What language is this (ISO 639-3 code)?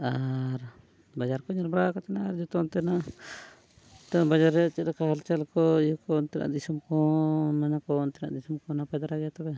sat